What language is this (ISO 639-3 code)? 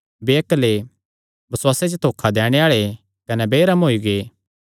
xnr